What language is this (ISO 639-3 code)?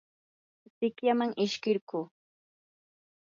qur